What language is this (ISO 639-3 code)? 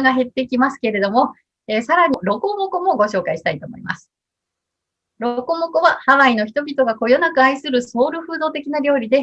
jpn